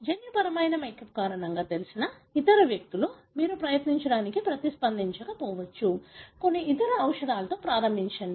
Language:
Telugu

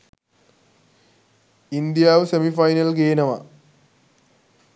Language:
Sinhala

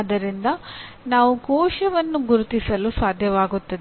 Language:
Kannada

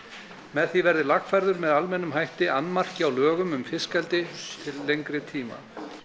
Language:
Icelandic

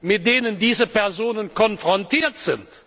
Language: German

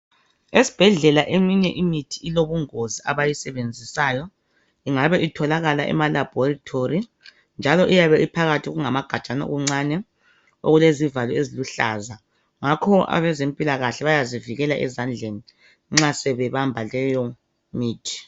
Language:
North Ndebele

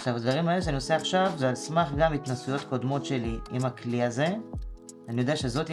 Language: Hebrew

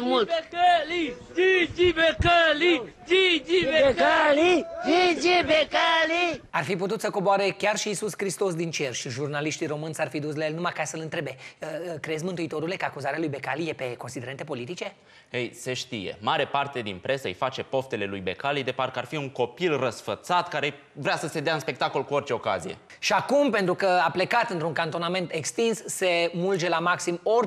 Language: Romanian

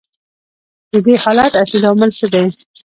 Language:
Pashto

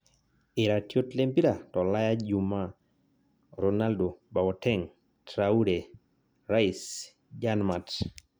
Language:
Masai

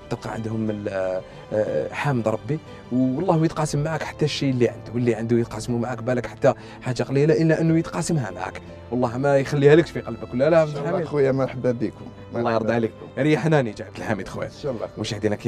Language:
Arabic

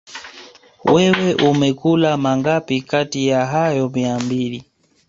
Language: Swahili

